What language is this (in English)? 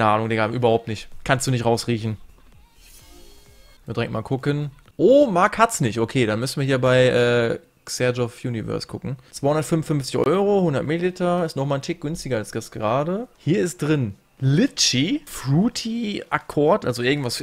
German